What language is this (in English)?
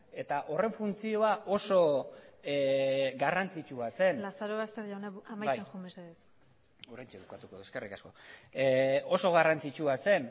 Basque